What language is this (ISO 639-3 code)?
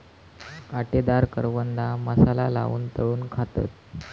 mar